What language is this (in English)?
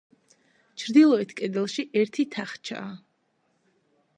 Georgian